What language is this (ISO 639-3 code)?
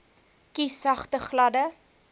afr